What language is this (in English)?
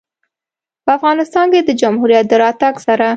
Pashto